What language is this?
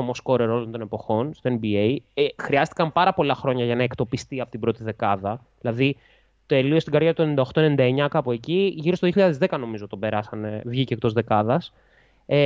Greek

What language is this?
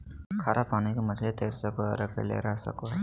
Magahi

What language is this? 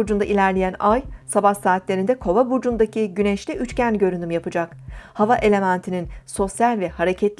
Turkish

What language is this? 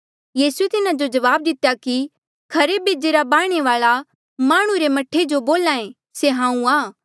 Mandeali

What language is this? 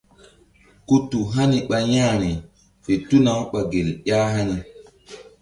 Mbum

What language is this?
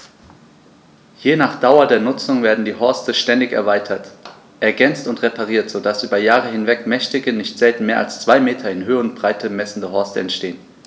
German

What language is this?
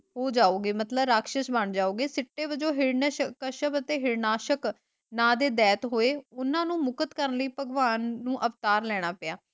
Punjabi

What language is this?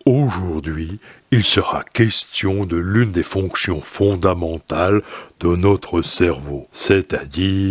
French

